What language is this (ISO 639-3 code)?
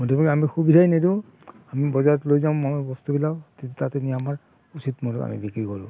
asm